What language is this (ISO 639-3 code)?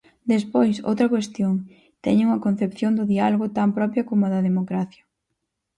glg